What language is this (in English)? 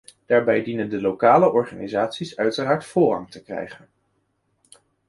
Dutch